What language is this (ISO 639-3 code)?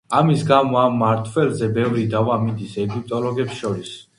kat